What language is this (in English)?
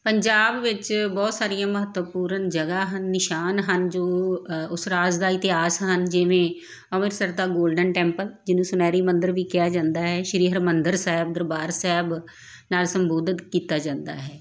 Punjabi